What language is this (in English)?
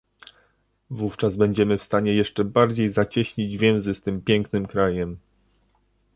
Polish